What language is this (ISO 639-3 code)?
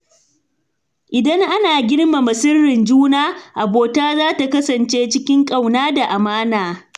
hau